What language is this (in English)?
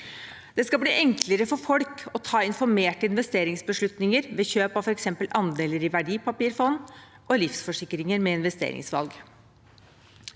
Norwegian